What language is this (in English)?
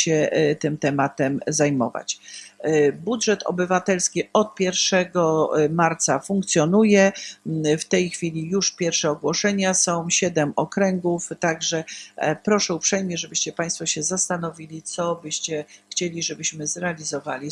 Polish